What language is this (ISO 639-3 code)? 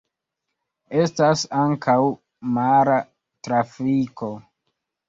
epo